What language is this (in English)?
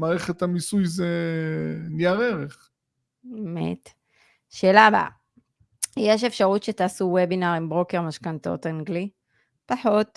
Hebrew